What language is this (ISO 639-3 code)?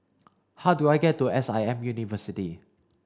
eng